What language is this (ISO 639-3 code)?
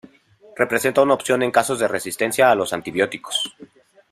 spa